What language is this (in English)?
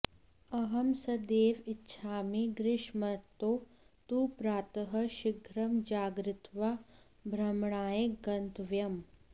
Sanskrit